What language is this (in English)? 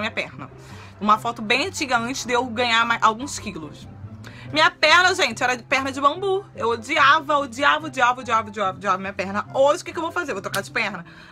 Portuguese